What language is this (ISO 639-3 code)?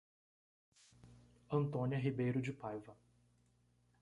por